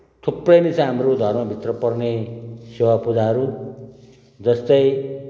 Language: Nepali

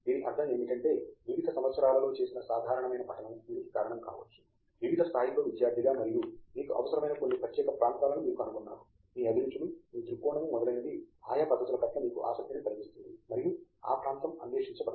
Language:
Telugu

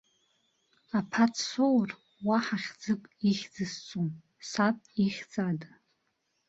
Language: Abkhazian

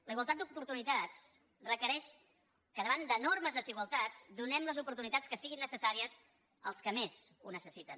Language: Catalan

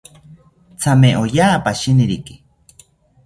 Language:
South Ucayali Ashéninka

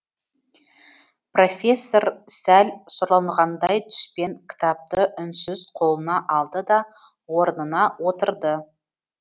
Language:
Kazakh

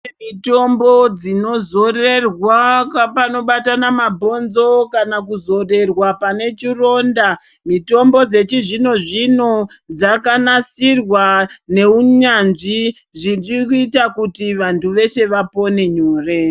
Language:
Ndau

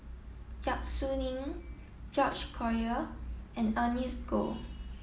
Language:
English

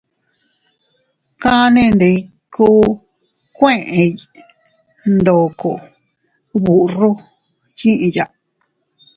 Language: Teutila Cuicatec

